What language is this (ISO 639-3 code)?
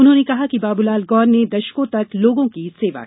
hin